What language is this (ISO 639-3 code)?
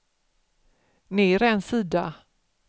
swe